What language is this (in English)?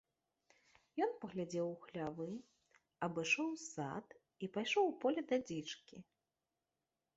Belarusian